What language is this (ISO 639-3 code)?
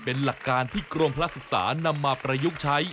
tha